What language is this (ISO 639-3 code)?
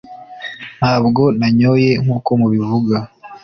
kin